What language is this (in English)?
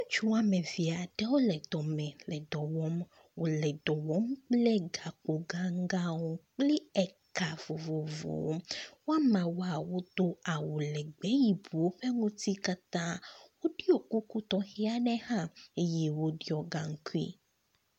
Ewe